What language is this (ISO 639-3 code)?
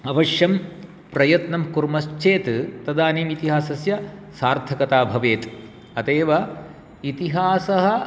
san